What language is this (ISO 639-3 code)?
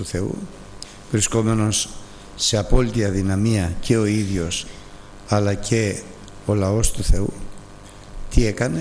ell